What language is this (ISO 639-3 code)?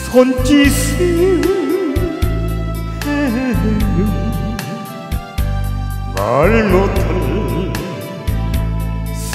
ron